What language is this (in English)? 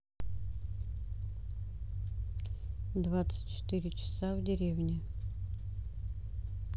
Russian